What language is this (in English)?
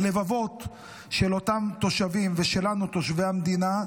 Hebrew